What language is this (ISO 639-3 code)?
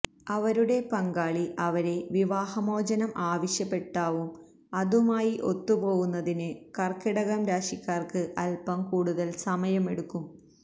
mal